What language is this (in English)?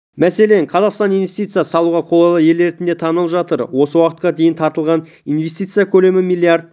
Kazakh